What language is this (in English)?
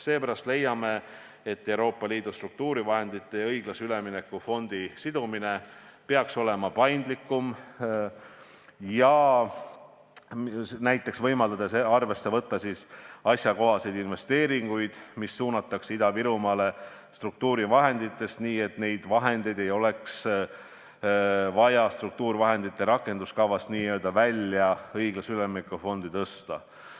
Estonian